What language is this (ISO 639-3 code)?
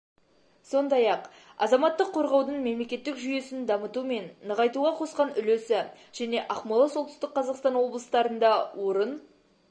kaz